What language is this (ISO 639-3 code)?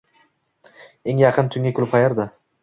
uzb